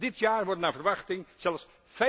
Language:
Dutch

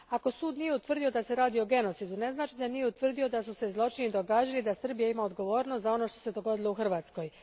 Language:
Croatian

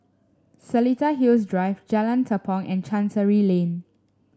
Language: English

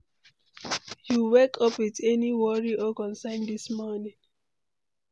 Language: Nigerian Pidgin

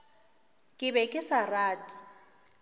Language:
Northern Sotho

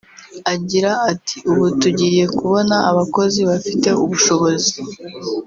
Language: Kinyarwanda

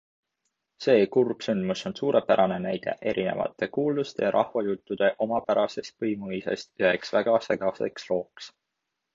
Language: Estonian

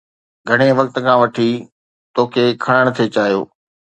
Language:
Sindhi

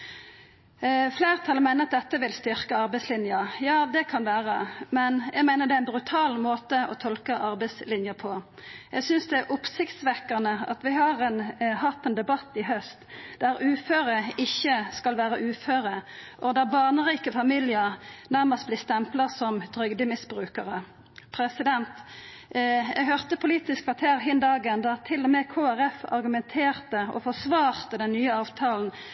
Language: Norwegian Nynorsk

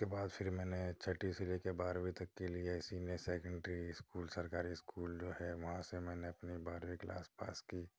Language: Urdu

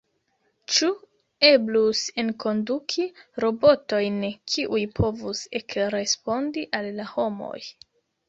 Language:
Esperanto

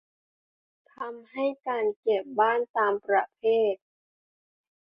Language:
Thai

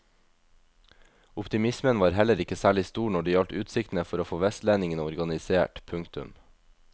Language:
Norwegian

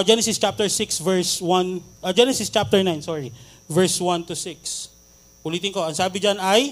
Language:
Filipino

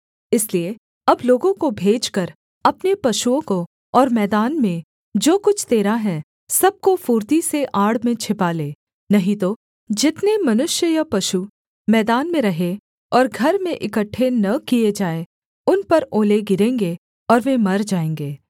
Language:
Hindi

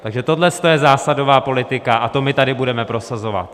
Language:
Czech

